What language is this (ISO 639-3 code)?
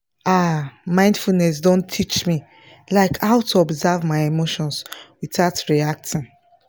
pcm